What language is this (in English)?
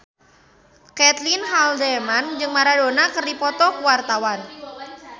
Sundanese